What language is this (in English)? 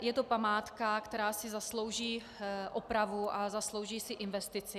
Czech